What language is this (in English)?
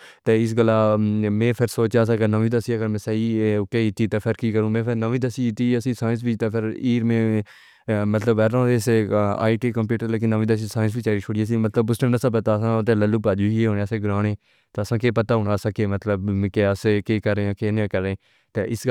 Pahari-Potwari